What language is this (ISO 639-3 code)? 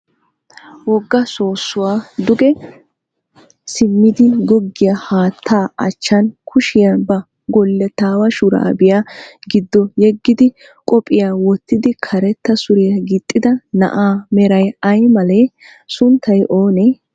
wal